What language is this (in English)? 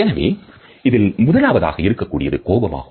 Tamil